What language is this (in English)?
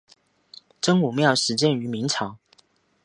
Chinese